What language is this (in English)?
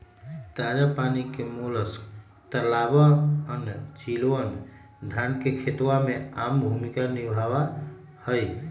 Magahi